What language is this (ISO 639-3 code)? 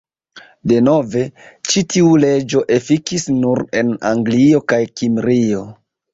epo